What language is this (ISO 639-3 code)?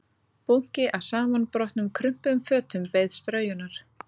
isl